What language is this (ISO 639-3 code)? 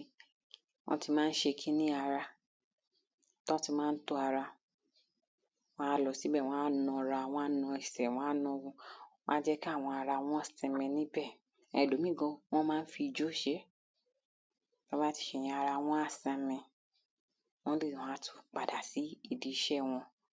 yor